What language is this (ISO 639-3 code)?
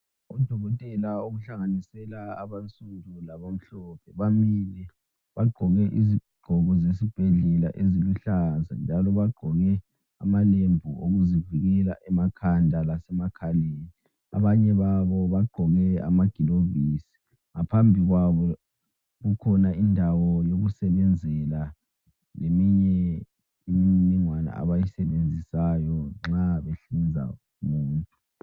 nde